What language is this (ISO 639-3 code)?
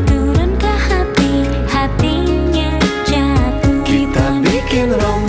ind